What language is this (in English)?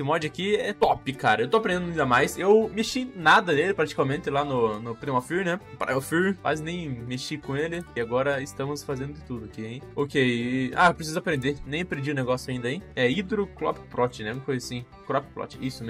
Portuguese